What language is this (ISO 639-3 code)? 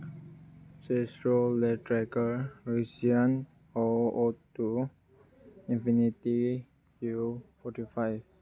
mni